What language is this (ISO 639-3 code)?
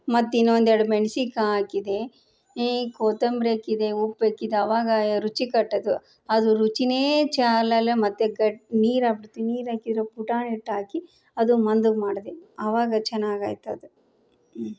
kan